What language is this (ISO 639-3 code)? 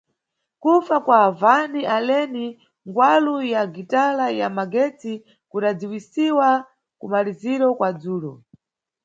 nyu